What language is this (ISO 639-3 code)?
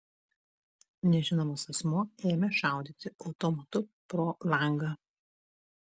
lit